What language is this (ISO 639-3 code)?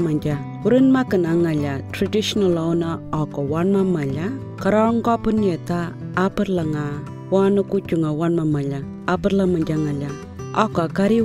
ind